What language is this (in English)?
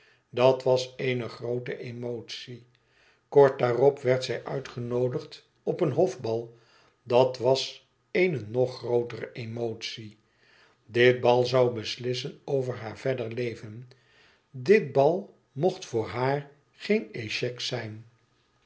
Dutch